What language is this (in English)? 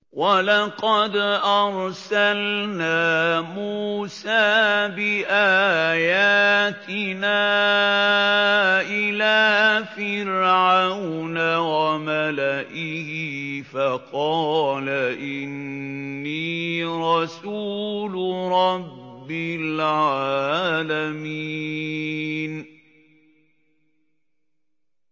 Arabic